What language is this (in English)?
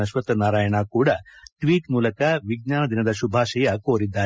Kannada